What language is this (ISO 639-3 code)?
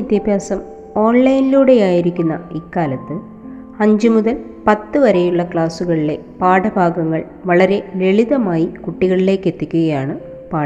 mal